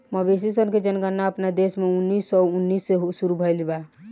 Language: Bhojpuri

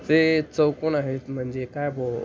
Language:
Marathi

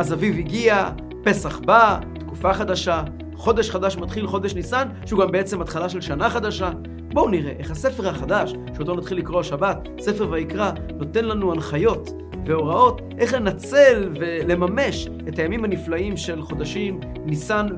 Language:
Hebrew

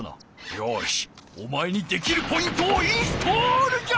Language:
Japanese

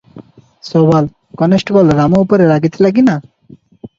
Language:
Odia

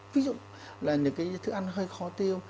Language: Vietnamese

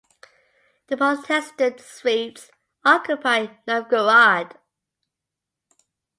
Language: English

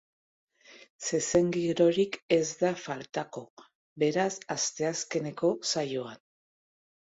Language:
Basque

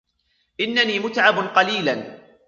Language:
Arabic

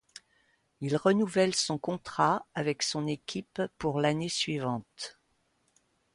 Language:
French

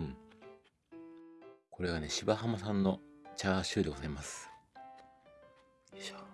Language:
Japanese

